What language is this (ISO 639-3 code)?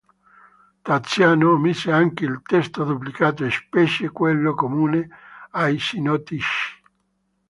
ita